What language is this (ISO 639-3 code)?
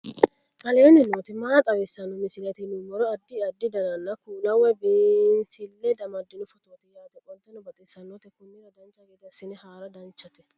sid